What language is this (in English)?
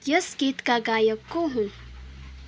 Nepali